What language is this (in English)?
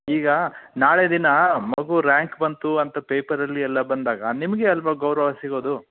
Kannada